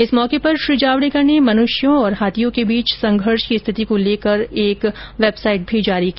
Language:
Hindi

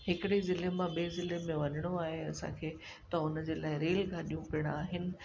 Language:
Sindhi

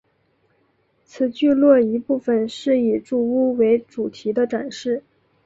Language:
Chinese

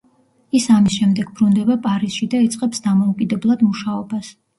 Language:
Georgian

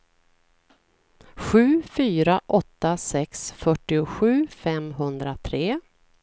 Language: Swedish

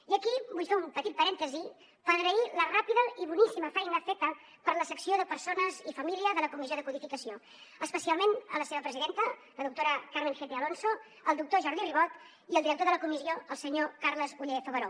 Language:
Catalan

